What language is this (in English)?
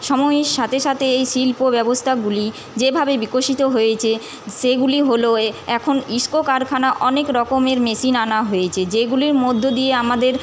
Bangla